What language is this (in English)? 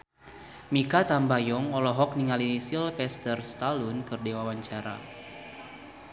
Sundanese